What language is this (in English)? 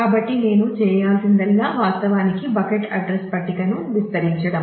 Telugu